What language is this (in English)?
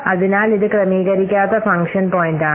Malayalam